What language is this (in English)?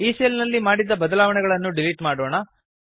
Kannada